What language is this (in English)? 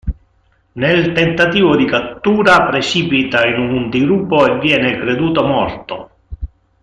Italian